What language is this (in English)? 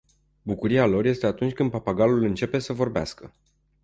Romanian